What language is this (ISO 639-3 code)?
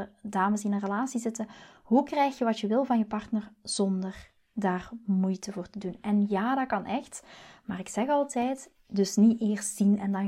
nld